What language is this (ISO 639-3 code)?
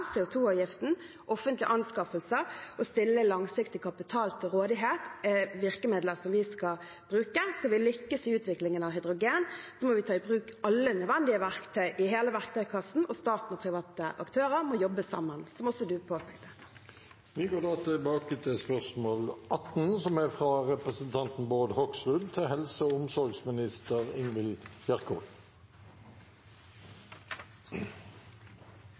nor